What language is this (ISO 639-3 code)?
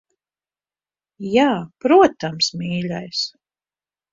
lav